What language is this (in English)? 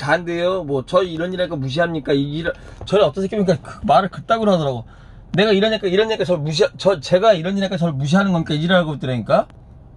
Korean